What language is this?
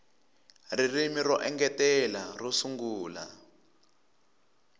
Tsonga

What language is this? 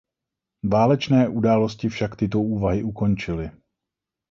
Czech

